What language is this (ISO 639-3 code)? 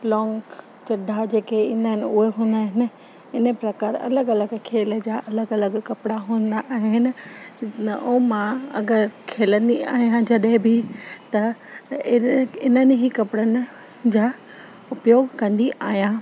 snd